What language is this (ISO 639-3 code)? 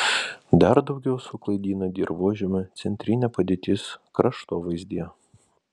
lit